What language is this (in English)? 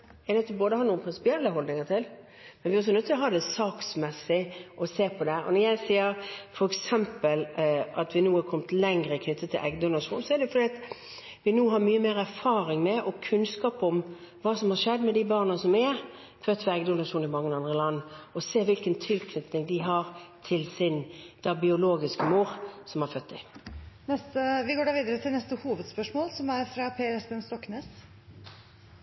Norwegian Bokmål